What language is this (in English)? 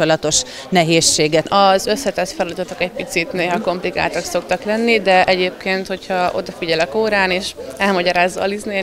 Hungarian